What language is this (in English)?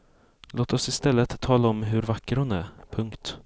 Swedish